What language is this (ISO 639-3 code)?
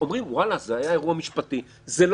heb